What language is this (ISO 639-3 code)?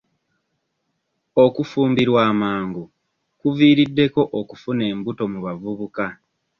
lug